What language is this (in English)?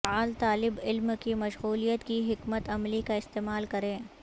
Urdu